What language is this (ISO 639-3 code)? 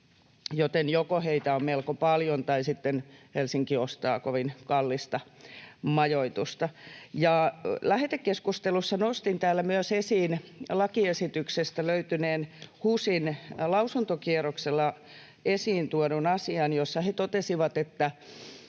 fin